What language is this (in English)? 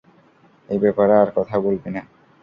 Bangla